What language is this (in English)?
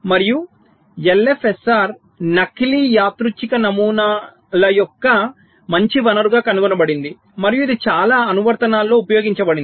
Telugu